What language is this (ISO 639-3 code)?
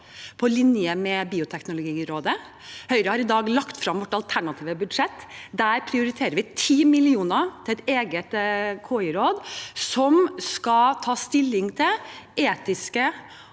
nor